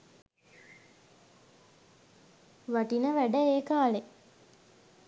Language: Sinhala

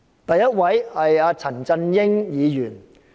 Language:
Cantonese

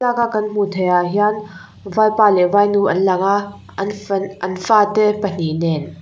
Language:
Mizo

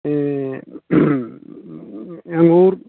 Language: Maithili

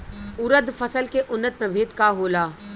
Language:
Bhojpuri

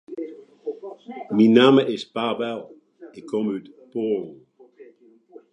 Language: Western Frisian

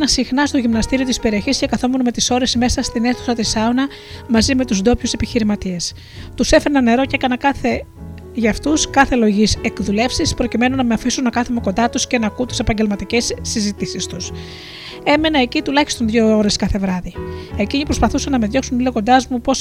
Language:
Greek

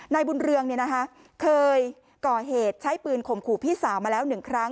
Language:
Thai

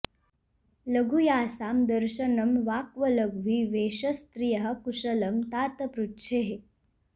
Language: Sanskrit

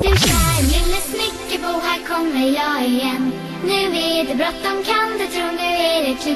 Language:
Turkish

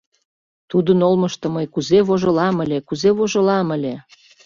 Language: Mari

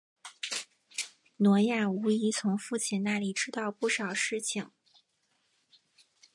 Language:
Chinese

